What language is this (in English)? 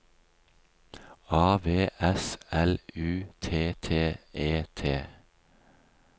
Norwegian